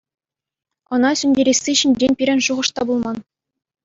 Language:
Chuvash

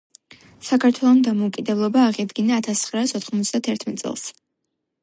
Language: Georgian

